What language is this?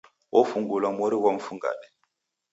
Taita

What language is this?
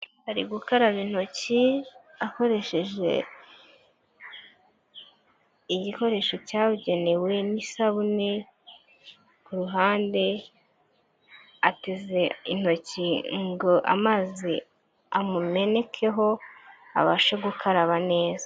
Kinyarwanda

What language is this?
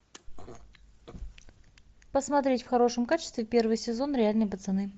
Russian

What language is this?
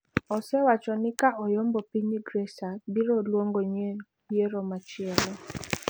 Luo (Kenya and Tanzania)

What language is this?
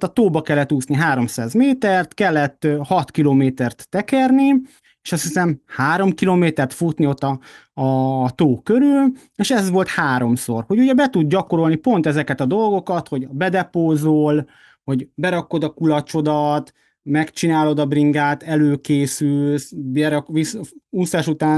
Hungarian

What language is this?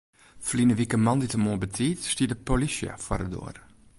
Western Frisian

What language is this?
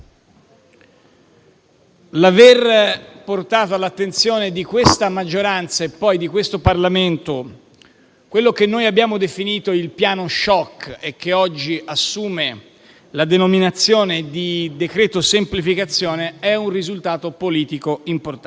Italian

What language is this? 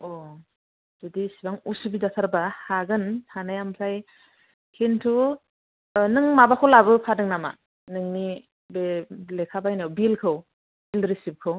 Bodo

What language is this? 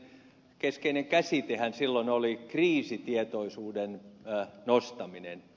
Finnish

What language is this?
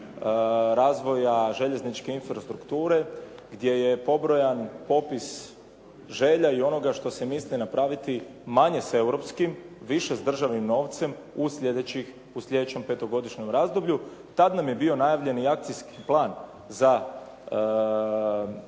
Croatian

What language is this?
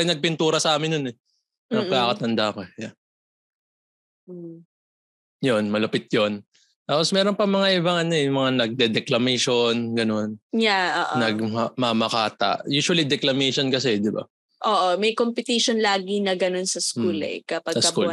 Filipino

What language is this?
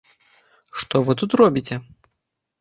Belarusian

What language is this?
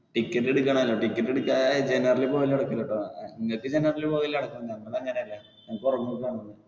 Malayalam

